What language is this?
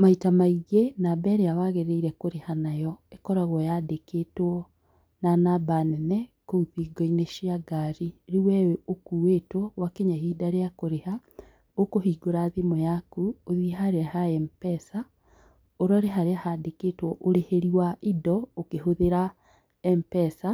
Kikuyu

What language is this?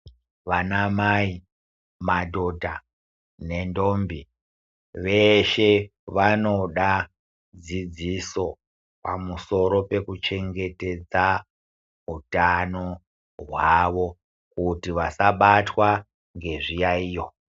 Ndau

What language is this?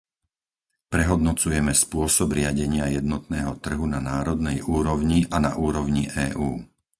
Slovak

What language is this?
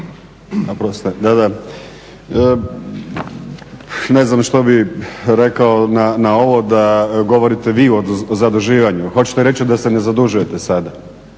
Croatian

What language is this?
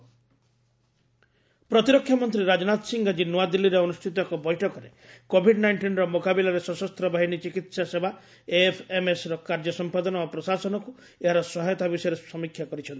Odia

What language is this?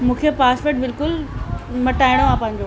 Sindhi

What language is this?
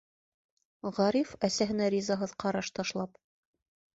Bashkir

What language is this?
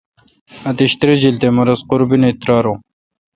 Kalkoti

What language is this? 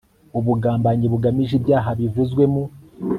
Kinyarwanda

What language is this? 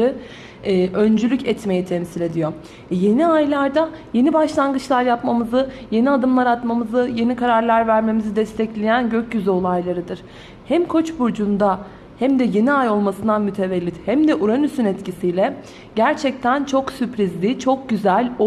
Turkish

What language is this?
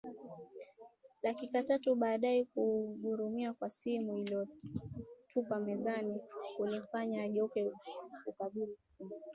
Swahili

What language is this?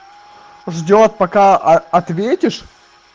Russian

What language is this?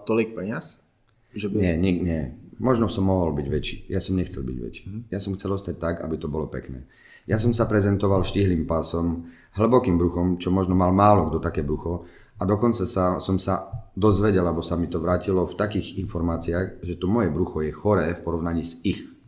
Czech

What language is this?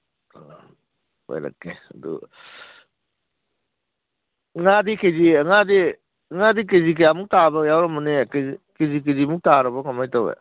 Manipuri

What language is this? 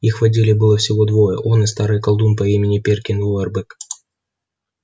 Russian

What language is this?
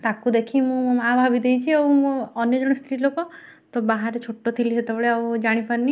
Odia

